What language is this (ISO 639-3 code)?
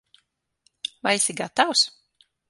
lav